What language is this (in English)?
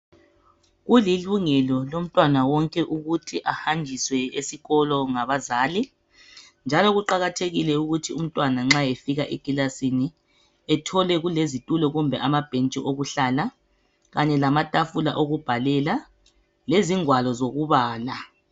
North Ndebele